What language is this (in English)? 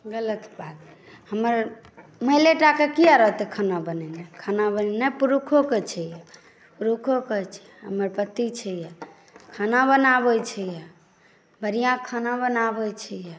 Maithili